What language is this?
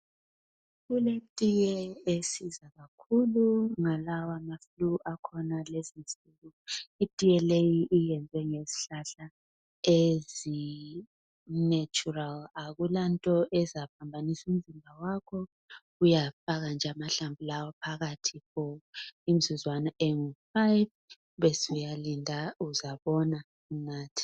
North Ndebele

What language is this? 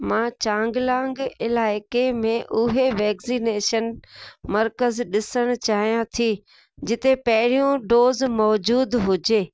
Sindhi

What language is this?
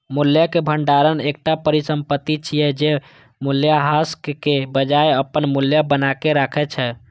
Maithili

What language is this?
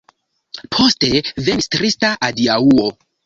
Esperanto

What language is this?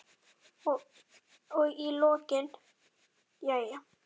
Icelandic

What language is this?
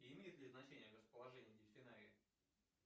Russian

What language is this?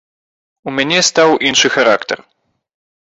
Belarusian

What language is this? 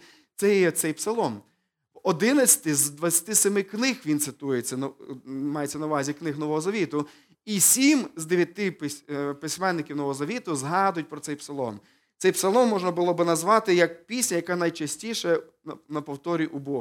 Ukrainian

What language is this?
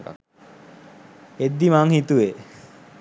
Sinhala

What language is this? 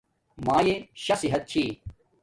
Domaaki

